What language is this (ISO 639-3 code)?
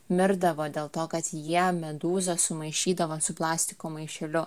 lit